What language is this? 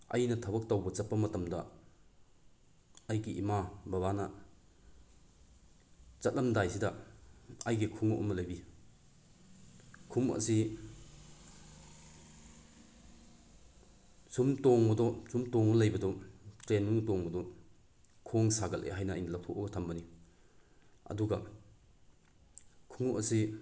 Manipuri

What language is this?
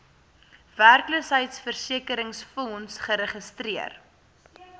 Afrikaans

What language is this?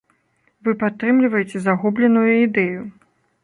Belarusian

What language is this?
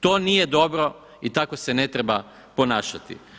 Croatian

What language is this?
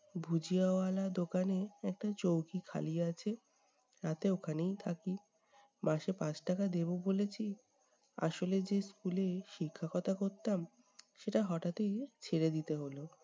Bangla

